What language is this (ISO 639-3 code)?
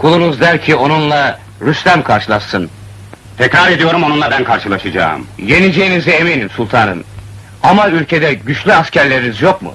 tur